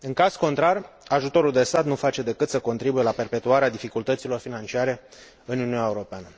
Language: Romanian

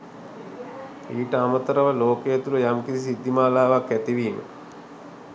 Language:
Sinhala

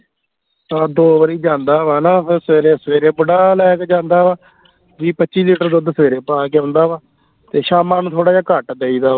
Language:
Punjabi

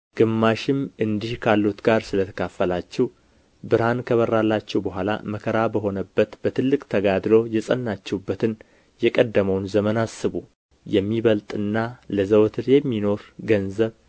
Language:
Amharic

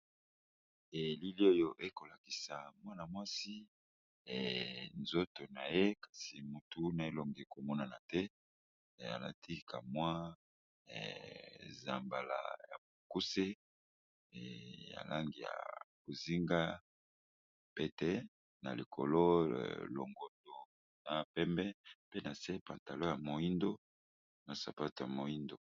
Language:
Lingala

